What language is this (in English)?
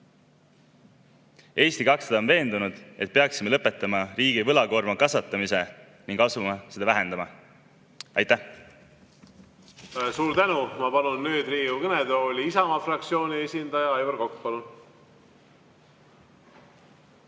Estonian